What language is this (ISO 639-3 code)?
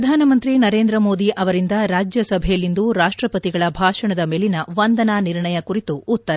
kan